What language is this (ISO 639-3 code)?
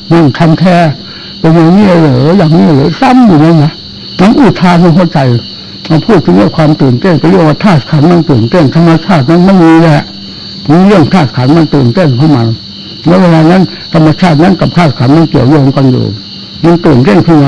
tha